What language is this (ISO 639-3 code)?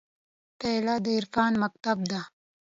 pus